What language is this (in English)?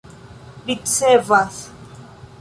Esperanto